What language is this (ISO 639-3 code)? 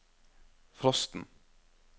nor